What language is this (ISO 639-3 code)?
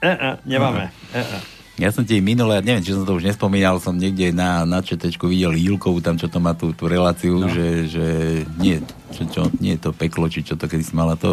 slk